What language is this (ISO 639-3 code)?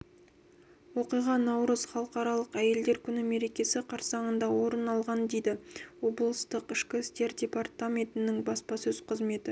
kaz